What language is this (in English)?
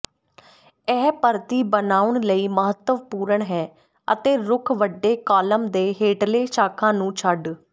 Punjabi